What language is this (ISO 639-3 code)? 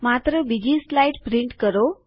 guj